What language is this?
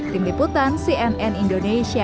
Indonesian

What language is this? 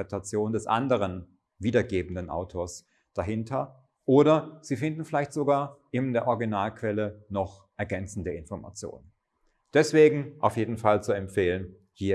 German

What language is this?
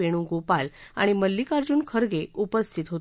Marathi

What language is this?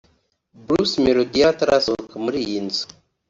Kinyarwanda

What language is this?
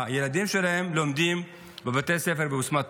Hebrew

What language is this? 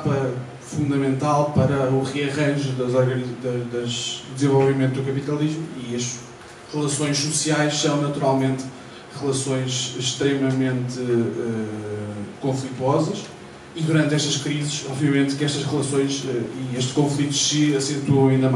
Portuguese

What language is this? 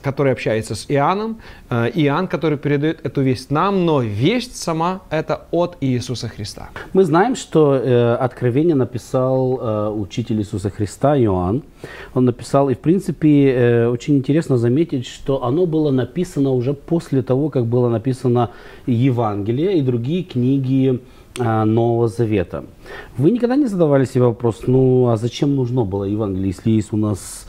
Russian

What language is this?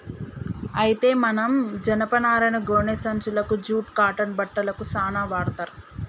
Telugu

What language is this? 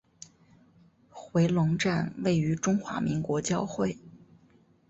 Chinese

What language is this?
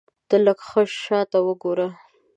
Pashto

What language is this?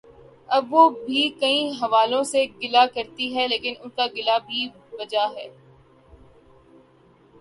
Urdu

